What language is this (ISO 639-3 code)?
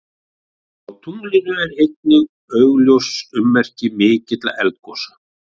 isl